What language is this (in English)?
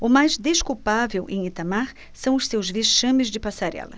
Portuguese